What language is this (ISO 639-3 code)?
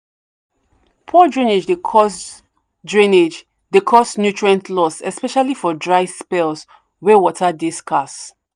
pcm